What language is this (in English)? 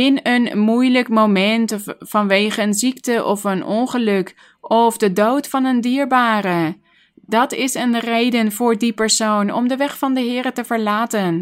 Dutch